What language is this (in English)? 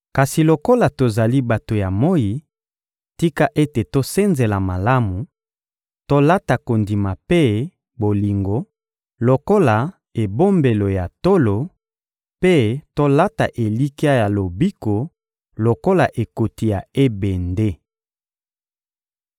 Lingala